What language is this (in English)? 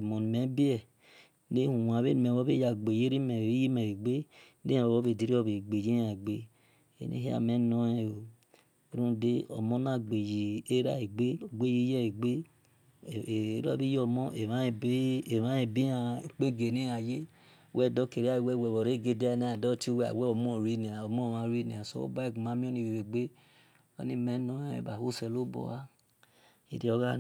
Esan